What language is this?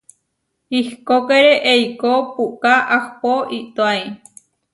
Huarijio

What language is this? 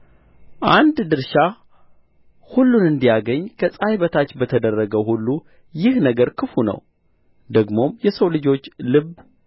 Amharic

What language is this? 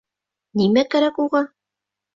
Bashkir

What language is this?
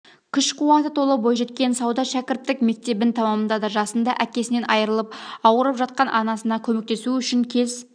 Kazakh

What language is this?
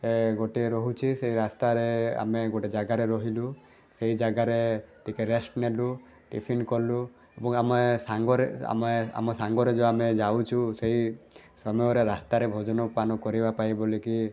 Odia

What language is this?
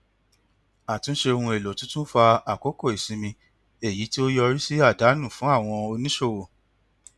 Yoruba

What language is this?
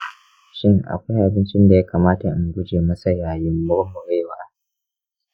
Hausa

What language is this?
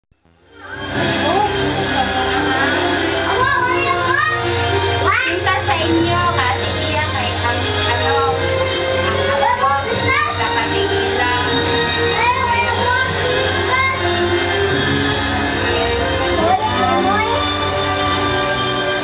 Indonesian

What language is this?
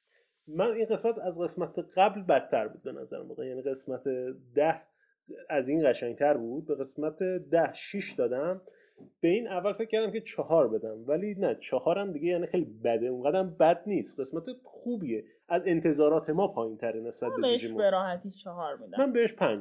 Persian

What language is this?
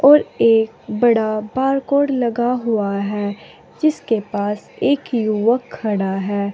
Hindi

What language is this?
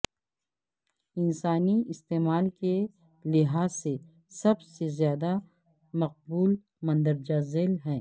Urdu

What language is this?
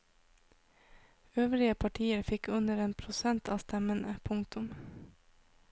Norwegian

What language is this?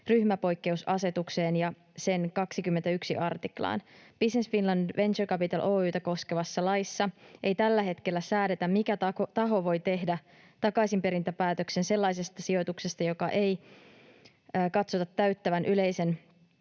Finnish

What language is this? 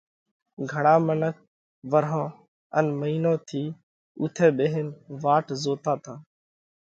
Parkari Koli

